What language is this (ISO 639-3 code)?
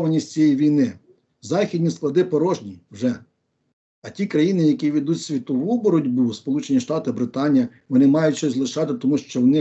ukr